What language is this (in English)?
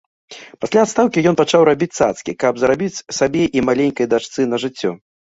Belarusian